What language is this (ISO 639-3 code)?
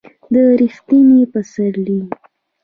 pus